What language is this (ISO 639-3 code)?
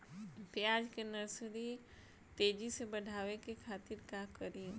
bho